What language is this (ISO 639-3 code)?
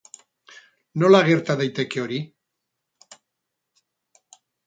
eus